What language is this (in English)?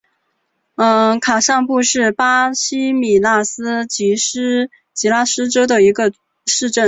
Chinese